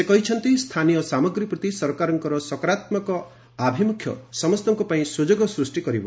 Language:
Odia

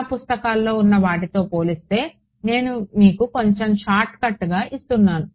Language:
Telugu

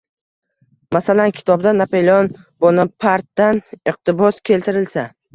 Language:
Uzbek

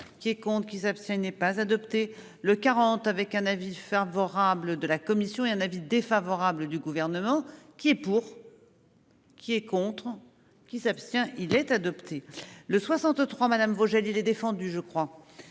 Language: French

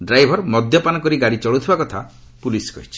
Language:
Odia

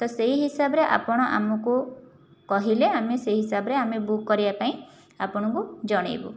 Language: Odia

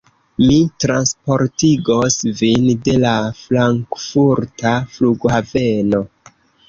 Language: Esperanto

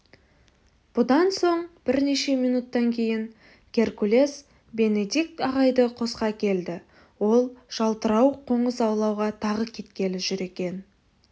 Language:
Kazakh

